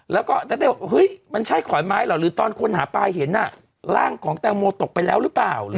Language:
Thai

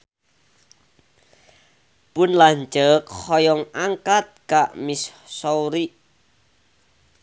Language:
Sundanese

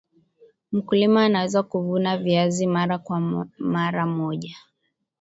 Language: Swahili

